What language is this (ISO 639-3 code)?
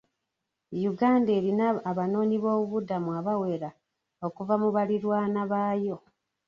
lug